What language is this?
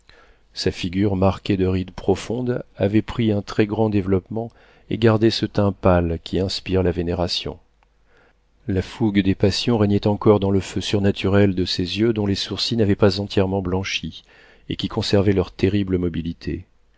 French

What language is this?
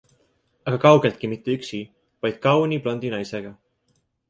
Estonian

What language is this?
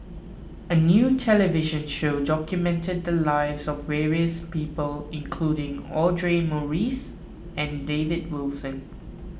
English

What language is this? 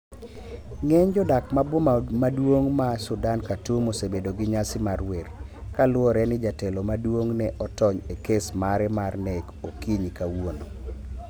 Luo (Kenya and Tanzania)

